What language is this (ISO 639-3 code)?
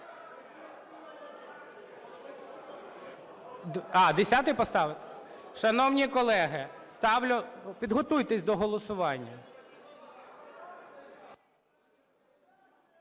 ukr